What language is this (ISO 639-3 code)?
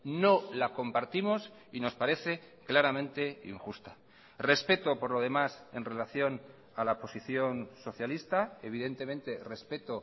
spa